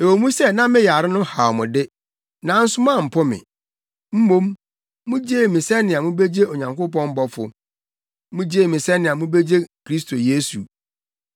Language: Akan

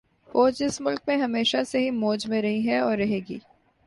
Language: Urdu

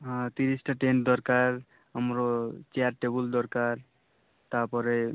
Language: Odia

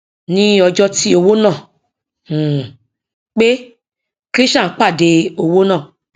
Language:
Yoruba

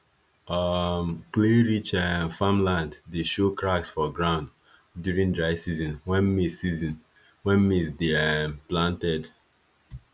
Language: Nigerian Pidgin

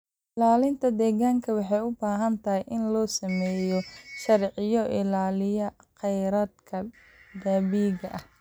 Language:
Somali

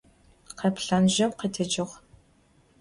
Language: Adyghe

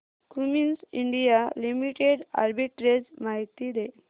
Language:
Marathi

